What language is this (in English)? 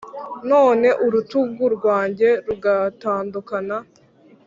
Kinyarwanda